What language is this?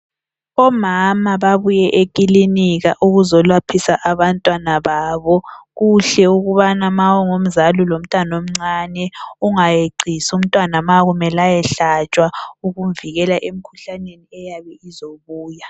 North Ndebele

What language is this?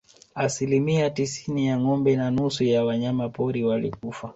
Swahili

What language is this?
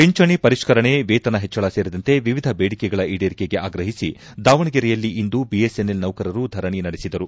Kannada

